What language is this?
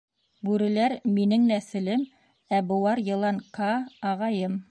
Bashkir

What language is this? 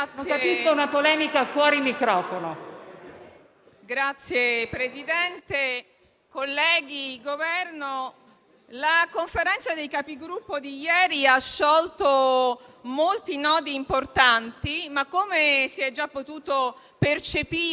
Italian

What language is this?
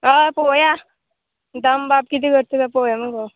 Konkani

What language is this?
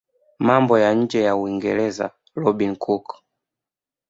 Swahili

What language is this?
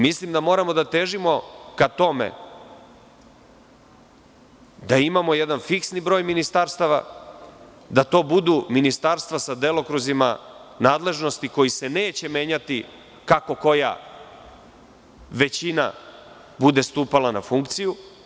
Serbian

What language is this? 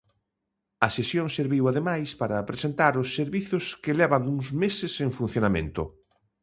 Galician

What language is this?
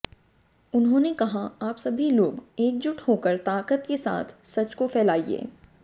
Hindi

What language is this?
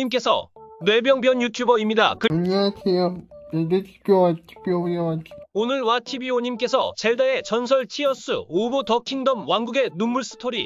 Korean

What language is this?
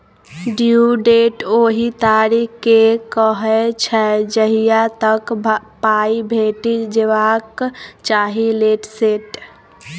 Maithili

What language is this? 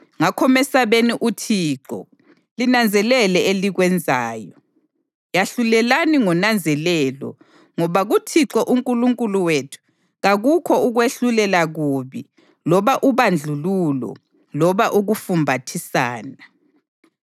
North Ndebele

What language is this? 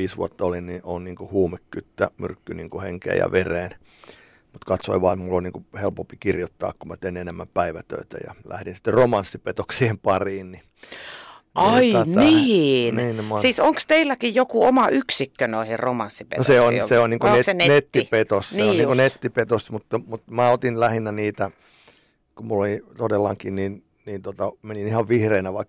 Finnish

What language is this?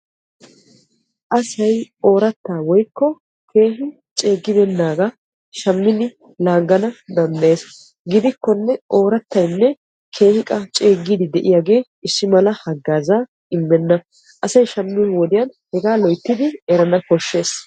Wolaytta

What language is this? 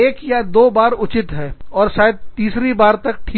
Hindi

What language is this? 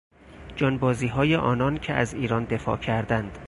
Persian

